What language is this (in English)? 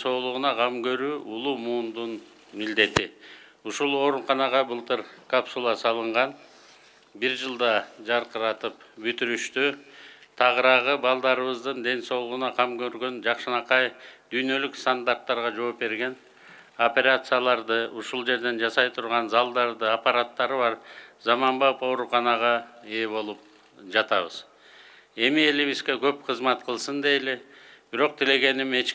Turkish